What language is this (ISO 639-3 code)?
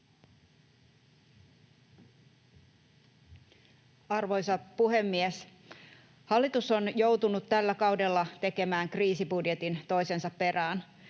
fin